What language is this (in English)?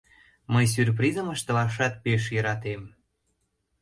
Mari